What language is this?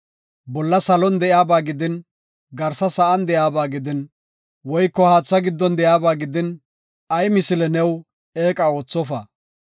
Gofa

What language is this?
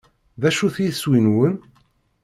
Kabyle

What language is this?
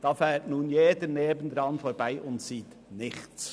Swiss German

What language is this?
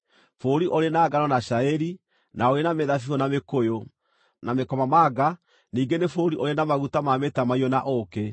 Kikuyu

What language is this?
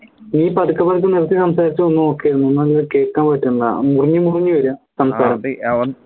Malayalam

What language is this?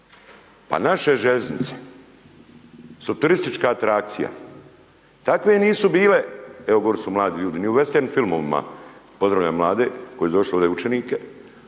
Croatian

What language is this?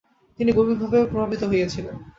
Bangla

